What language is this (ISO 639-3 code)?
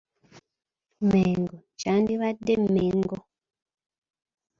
lug